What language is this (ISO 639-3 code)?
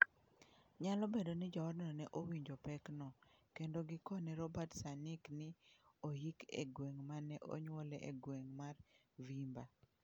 luo